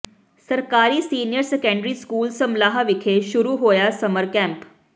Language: Punjabi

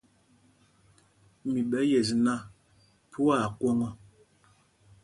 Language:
Mpumpong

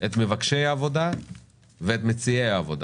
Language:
Hebrew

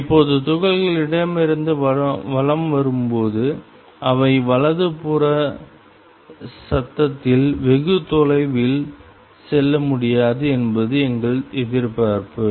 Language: Tamil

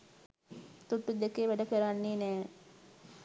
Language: Sinhala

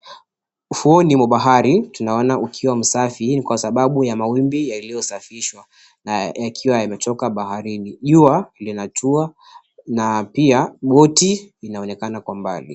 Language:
Swahili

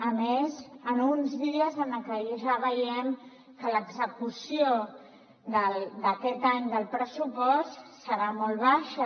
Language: Catalan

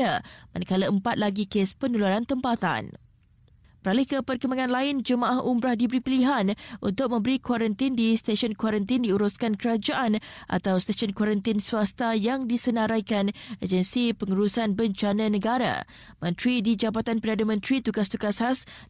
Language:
Malay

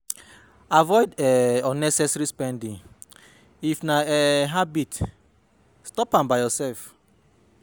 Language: Nigerian Pidgin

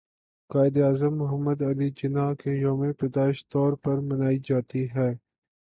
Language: Urdu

